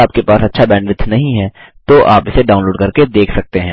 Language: Hindi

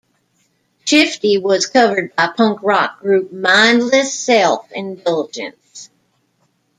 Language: English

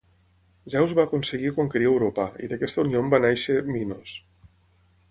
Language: Catalan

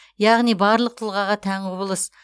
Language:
Kazakh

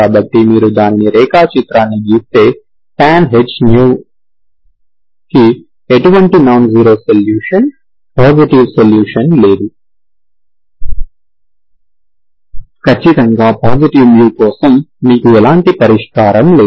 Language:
Telugu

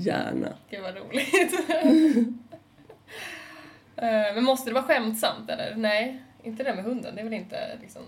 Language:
Swedish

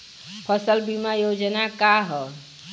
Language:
Bhojpuri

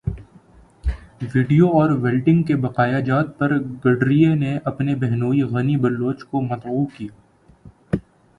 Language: Urdu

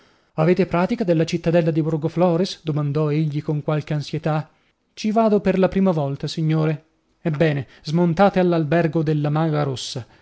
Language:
Italian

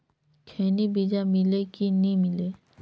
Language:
Chhattisgarhi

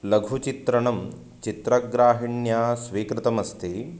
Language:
Sanskrit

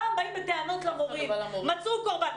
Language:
Hebrew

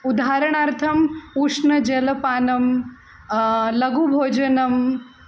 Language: Sanskrit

